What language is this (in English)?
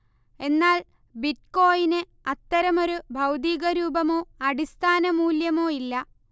Malayalam